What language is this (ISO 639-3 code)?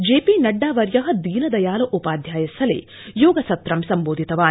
san